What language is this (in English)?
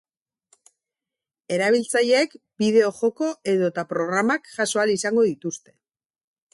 Basque